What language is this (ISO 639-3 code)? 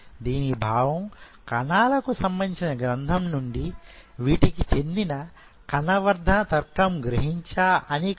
tel